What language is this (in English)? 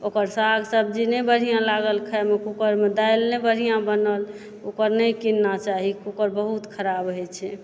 Maithili